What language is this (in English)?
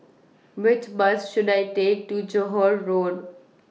English